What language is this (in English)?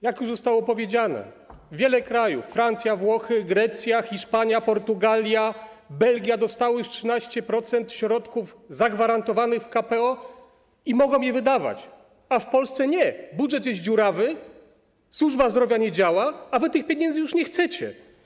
Polish